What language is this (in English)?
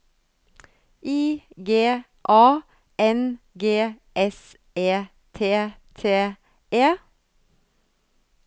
Norwegian